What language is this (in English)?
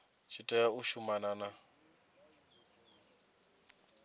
Venda